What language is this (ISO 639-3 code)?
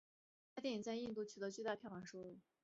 zho